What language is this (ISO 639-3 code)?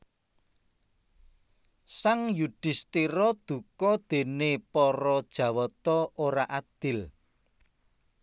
jav